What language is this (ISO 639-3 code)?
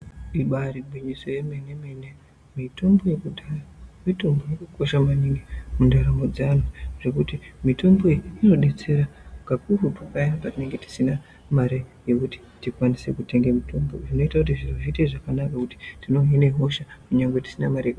ndc